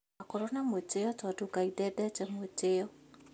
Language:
Kikuyu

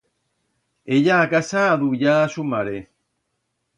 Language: Aragonese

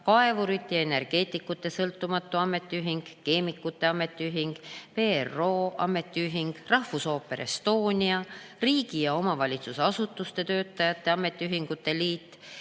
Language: Estonian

